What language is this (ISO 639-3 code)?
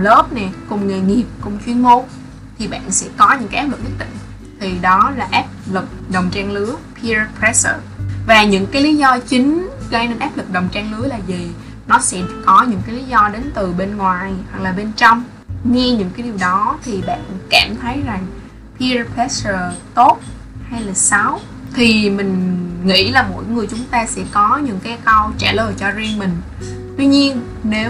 vie